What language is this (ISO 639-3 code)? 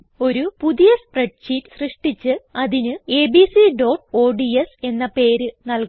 mal